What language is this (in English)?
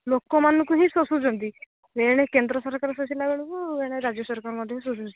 Odia